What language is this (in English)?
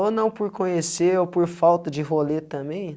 Portuguese